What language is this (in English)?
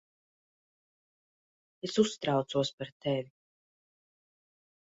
Latvian